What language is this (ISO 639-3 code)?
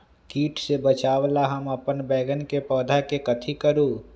mag